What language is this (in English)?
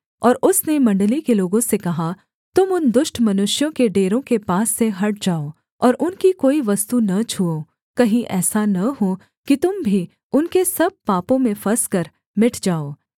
Hindi